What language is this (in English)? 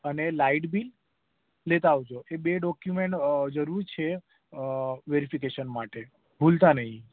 Gujarati